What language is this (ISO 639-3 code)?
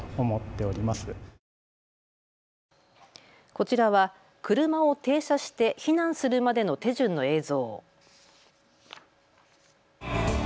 jpn